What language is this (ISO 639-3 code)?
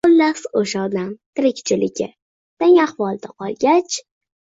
uzb